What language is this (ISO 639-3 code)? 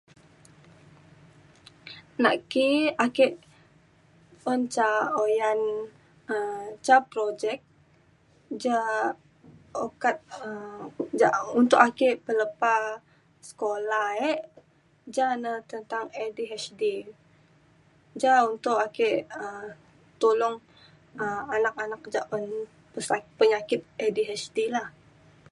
xkl